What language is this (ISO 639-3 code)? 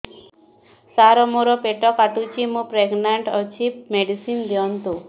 ori